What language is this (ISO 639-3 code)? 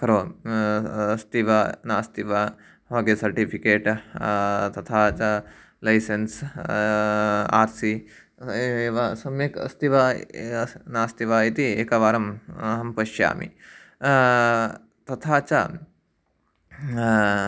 san